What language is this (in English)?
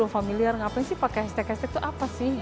Indonesian